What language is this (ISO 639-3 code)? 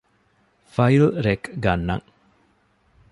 div